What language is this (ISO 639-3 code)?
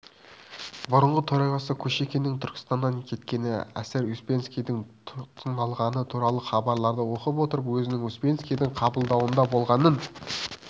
kaz